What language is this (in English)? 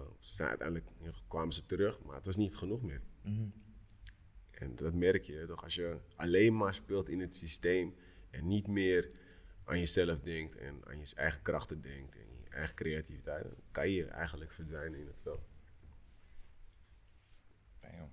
Dutch